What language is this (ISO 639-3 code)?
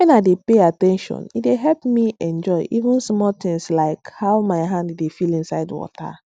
pcm